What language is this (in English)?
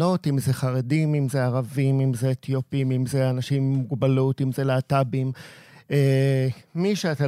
Hebrew